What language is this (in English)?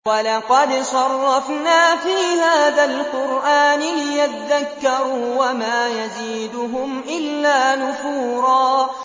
Arabic